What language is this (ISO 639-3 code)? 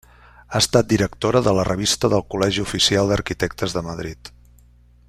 cat